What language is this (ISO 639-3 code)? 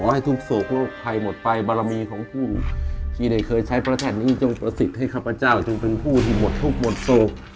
tha